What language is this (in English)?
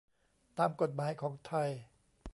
Thai